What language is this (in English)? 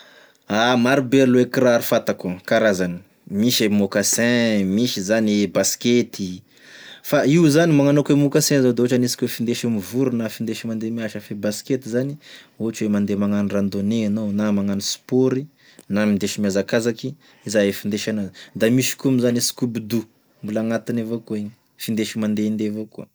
Tesaka Malagasy